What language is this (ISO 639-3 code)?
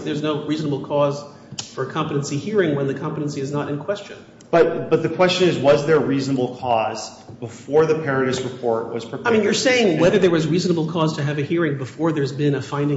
eng